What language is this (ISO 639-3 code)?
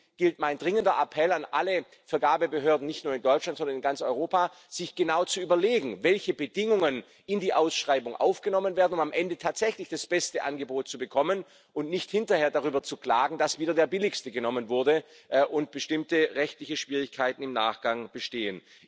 deu